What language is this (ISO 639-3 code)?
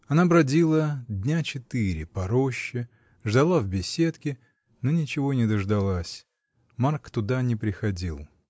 rus